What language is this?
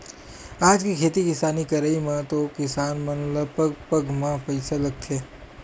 Chhattisgarhi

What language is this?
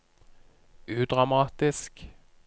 Norwegian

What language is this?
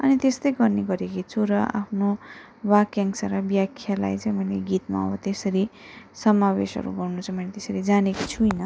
Nepali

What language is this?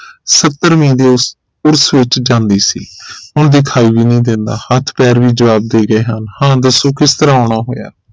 Punjabi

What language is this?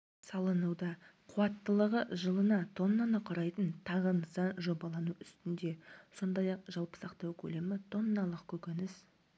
Kazakh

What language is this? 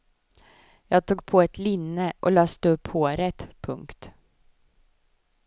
Swedish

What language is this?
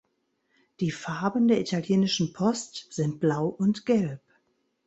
German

